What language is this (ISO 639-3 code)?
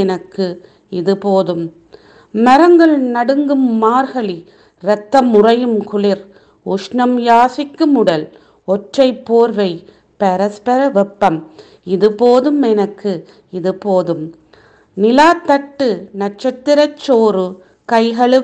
tam